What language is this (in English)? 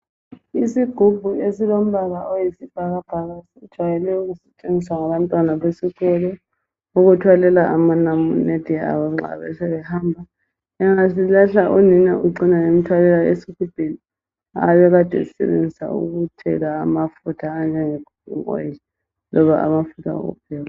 North Ndebele